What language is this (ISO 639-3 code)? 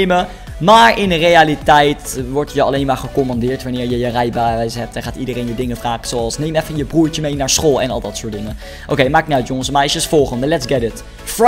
nld